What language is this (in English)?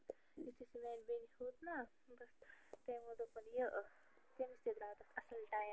Kashmiri